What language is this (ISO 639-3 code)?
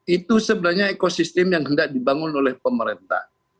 ind